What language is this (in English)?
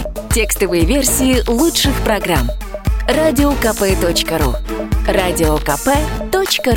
Russian